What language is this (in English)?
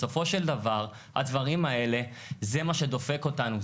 Hebrew